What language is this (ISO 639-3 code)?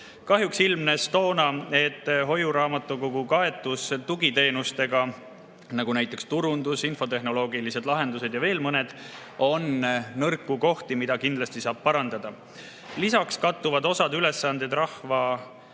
est